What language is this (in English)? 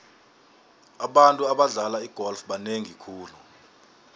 South Ndebele